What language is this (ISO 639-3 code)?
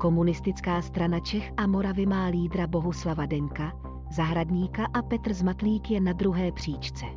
ces